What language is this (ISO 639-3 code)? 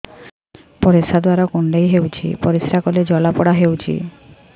ori